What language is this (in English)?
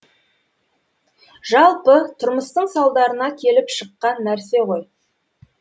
Kazakh